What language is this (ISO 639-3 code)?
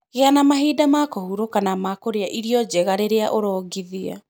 kik